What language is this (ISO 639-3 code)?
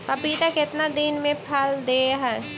mag